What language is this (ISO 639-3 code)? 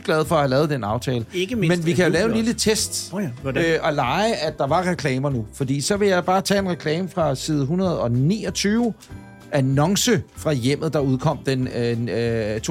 dan